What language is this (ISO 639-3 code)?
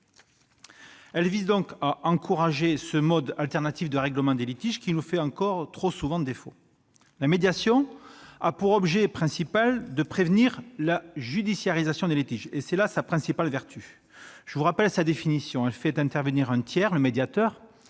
fra